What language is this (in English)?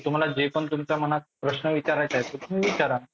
Marathi